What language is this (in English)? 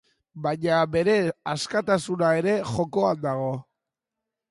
Basque